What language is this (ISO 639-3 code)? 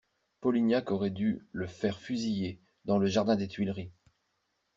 fra